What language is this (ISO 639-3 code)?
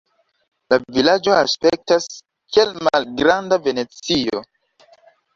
epo